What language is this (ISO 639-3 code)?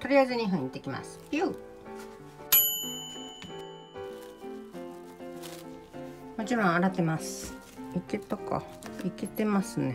jpn